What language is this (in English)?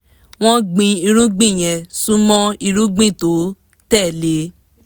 Yoruba